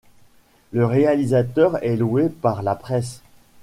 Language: French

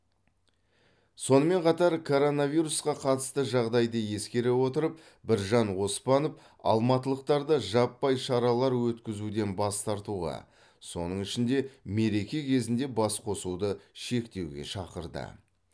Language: Kazakh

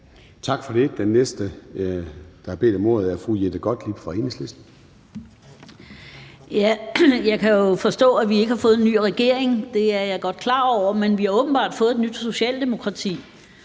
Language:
Danish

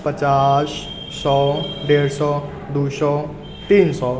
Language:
Maithili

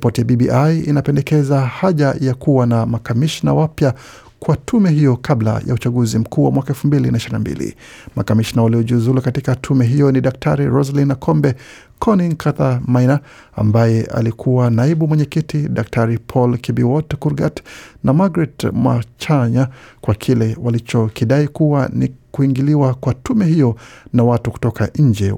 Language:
Swahili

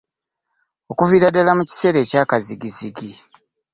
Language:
Ganda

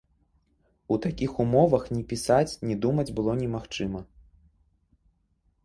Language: Belarusian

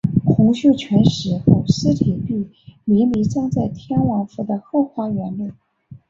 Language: Chinese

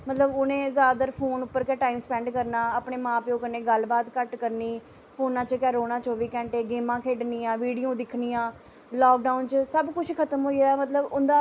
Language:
Dogri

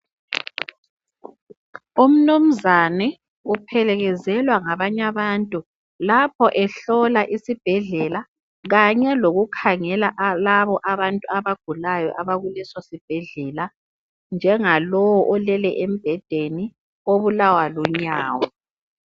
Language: North Ndebele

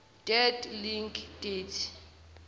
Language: Zulu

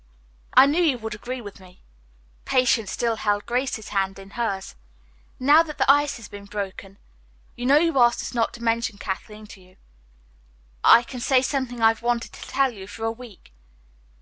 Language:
English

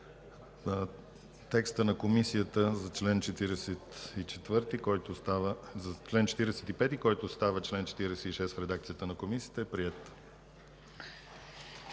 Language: Bulgarian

